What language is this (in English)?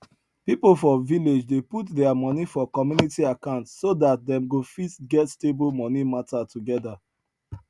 Nigerian Pidgin